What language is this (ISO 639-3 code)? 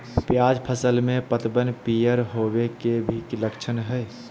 mag